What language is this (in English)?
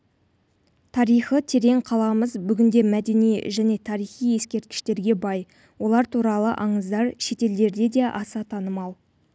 Kazakh